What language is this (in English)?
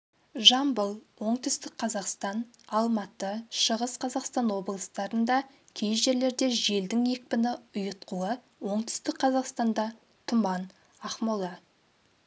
Kazakh